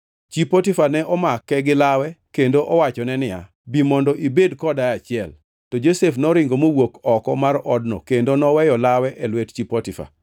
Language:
Luo (Kenya and Tanzania)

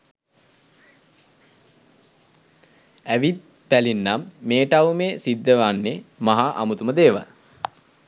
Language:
Sinhala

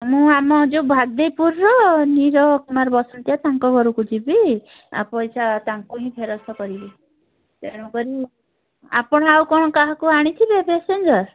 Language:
Odia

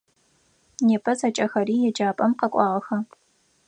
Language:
Adyghe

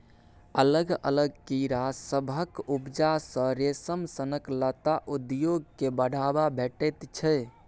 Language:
Maithili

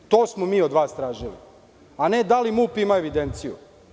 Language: Serbian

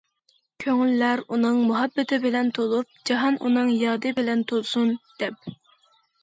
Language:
Uyghur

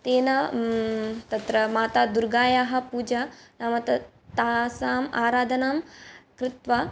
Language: Sanskrit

